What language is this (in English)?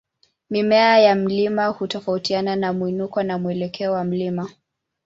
Swahili